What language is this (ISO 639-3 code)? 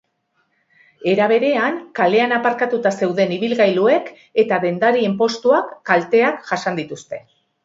eus